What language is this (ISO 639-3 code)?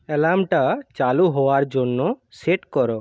ben